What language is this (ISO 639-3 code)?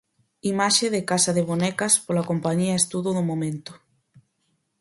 glg